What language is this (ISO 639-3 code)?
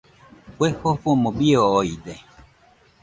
hux